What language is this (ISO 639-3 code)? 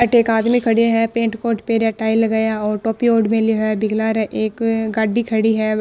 mwr